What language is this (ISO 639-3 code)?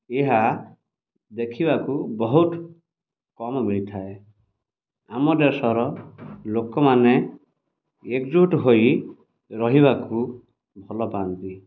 ori